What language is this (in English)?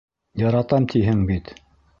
Bashkir